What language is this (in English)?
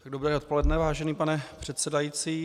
Czech